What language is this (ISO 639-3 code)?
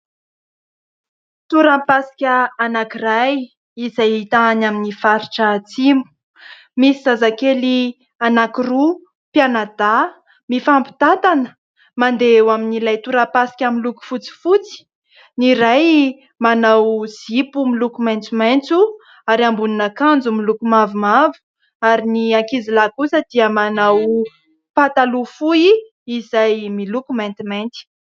mlg